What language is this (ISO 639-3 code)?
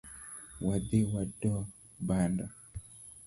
luo